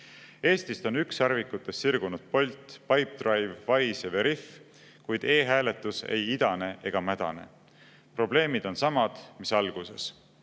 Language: Estonian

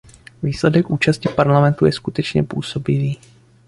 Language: Czech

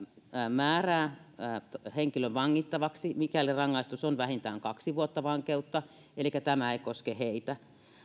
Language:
Finnish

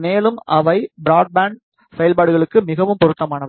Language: Tamil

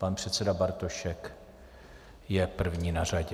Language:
Czech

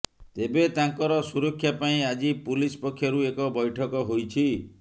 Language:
Odia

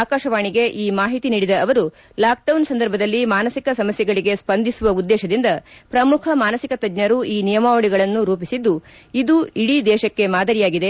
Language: Kannada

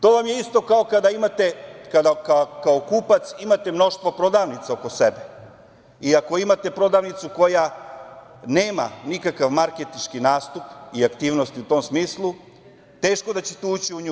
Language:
Serbian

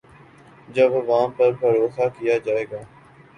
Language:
Urdu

